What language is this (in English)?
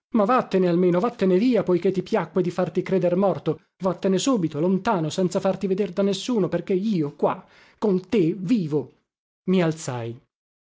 Italian